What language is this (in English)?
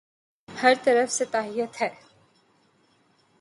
Urdu